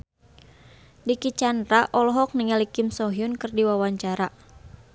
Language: Sundanese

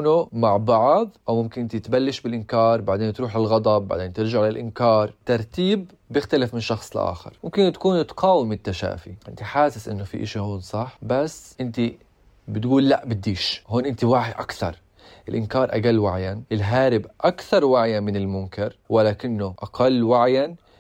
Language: Arabic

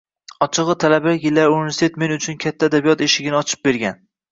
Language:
Uzbek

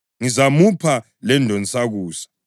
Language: North Ndebele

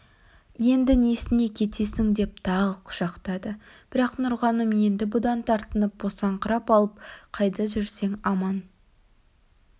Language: Kazakh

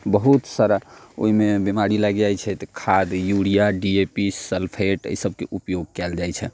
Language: Maithili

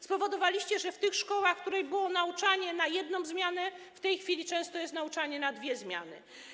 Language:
Polish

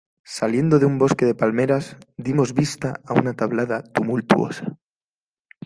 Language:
Spanish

